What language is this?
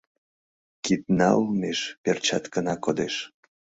Mari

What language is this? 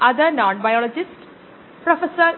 Malayalam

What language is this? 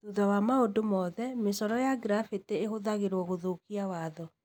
Kikuyu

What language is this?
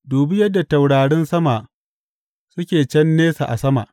Hausa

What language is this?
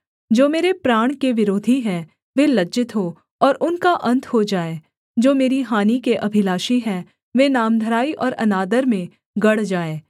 Hindi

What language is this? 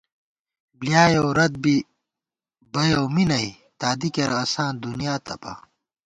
Gawar-Bati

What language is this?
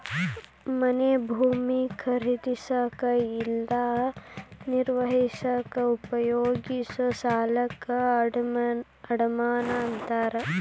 Kannada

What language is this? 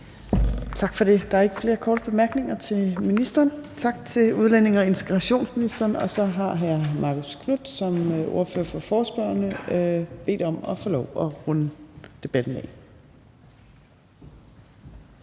Danish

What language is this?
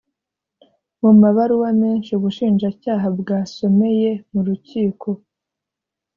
Kinyarwanda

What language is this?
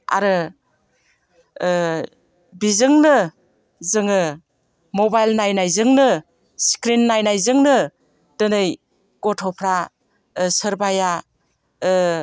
Bodo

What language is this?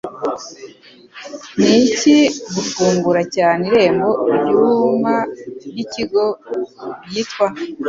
Kinyarwanda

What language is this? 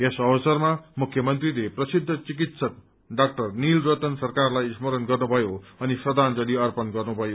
Nepali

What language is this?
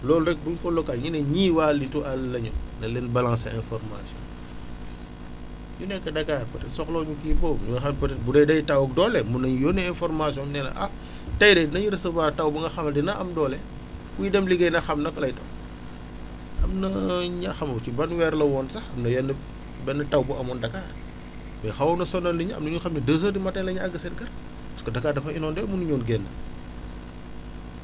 Wolof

